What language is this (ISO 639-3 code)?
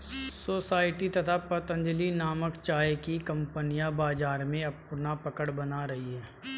hin